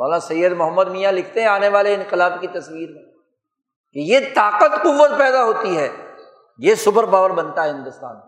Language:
Urdu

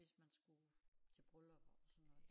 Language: Danish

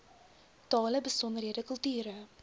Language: Afrikaans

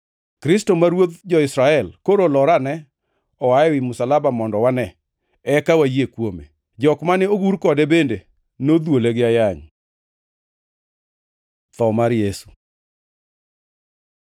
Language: Luo (Kenya and Tanzania)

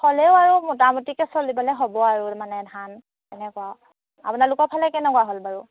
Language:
Assamese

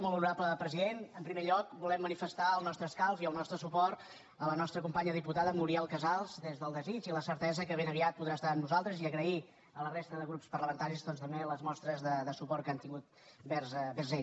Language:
Catalan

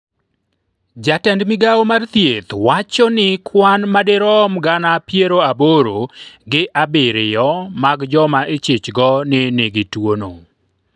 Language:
Luo (Kenya and Tanzania)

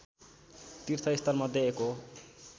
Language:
Nepali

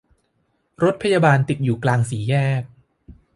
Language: Thai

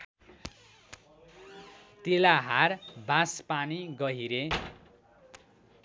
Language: Nepali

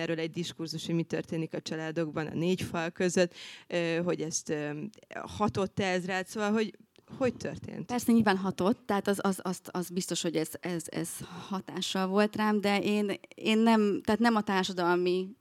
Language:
Hungarian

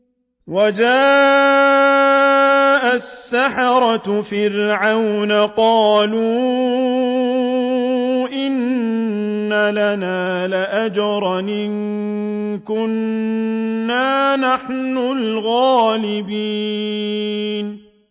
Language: Arabic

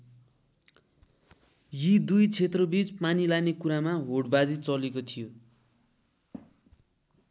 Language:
Nepali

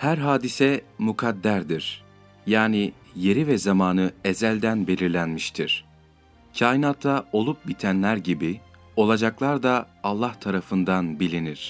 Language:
Turkish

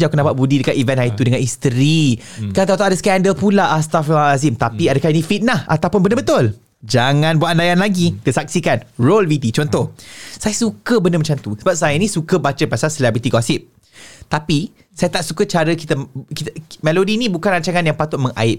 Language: Malay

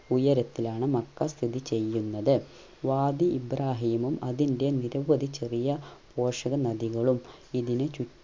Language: Malayalam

